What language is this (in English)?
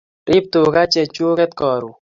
Kalenjin